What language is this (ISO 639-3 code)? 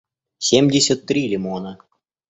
rus